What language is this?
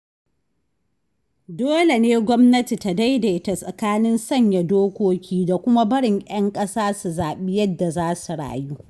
Hausa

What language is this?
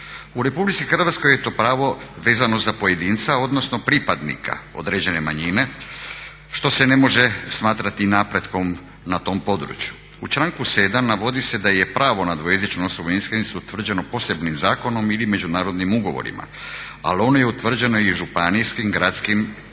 Croatian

